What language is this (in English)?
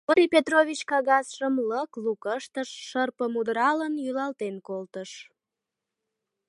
Mari